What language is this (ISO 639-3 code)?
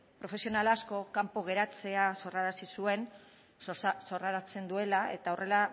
eus